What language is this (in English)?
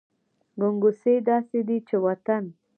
Pashto